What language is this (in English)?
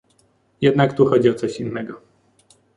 Polish